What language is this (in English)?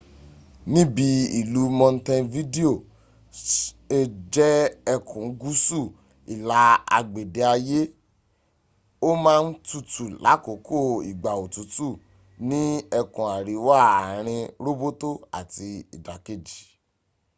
Yoruba